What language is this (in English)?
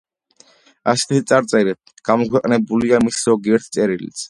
Georgian